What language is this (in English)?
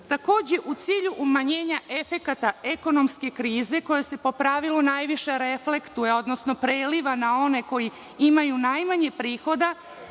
Serbian